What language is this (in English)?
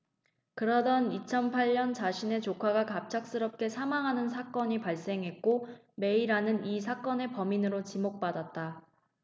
Korean